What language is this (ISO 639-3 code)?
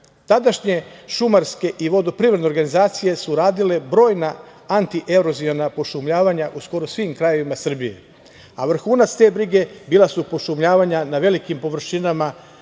srp